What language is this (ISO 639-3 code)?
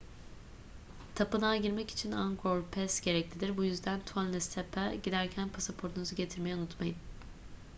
tur